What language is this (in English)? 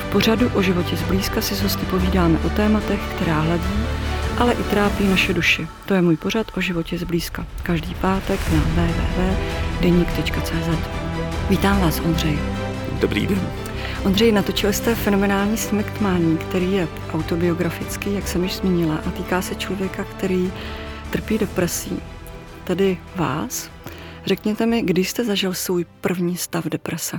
Czech